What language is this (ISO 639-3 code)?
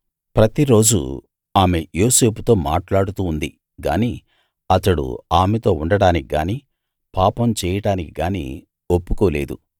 tel